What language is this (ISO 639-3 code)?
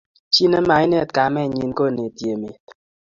kln